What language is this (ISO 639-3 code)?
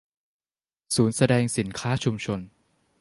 tha